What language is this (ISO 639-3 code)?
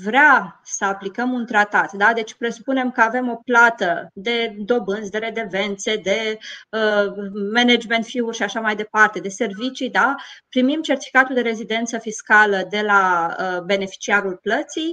ron